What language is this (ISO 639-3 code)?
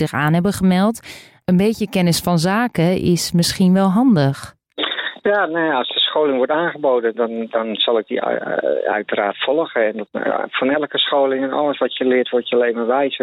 nld